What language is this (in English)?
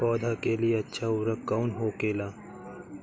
Bhojpuri